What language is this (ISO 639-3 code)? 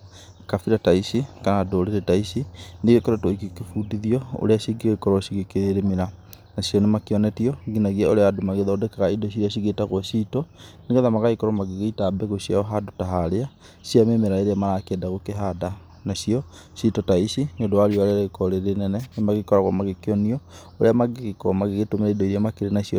kik